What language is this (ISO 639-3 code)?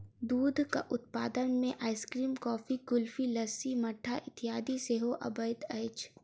mai